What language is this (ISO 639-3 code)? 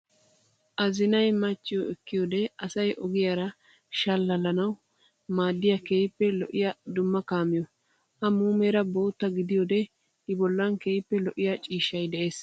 wal